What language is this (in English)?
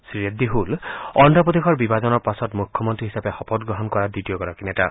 Assamese